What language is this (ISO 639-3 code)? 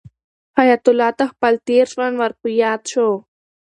pus